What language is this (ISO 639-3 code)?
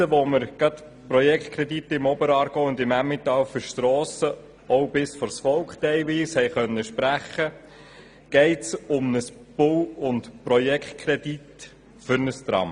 gsw